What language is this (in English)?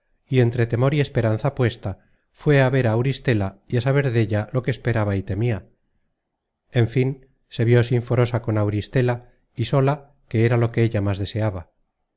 Spanish